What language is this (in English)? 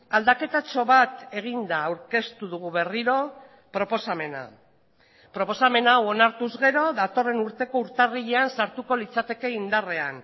Basque